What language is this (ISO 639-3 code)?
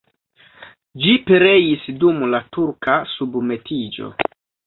epo